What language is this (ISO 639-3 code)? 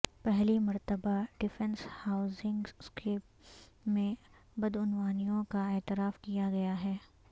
urd